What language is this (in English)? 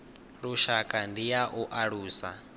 Venda